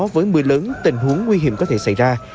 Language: Vietnamese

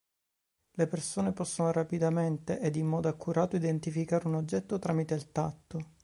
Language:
Italian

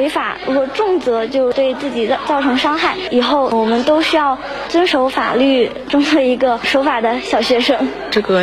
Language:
Chinese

